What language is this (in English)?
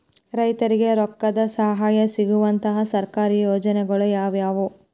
Kannada